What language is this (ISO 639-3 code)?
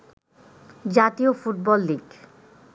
ben